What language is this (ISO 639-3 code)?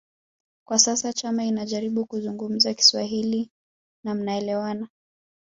swa